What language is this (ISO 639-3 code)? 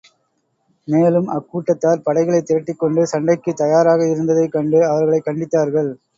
tam